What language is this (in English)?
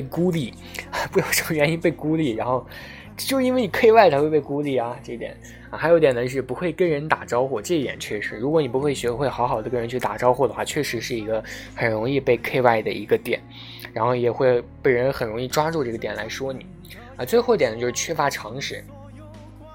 Chinese